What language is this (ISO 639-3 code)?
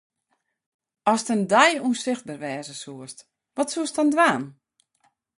fry